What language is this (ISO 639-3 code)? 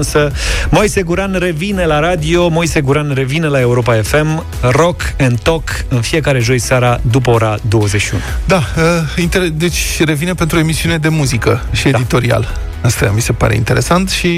ron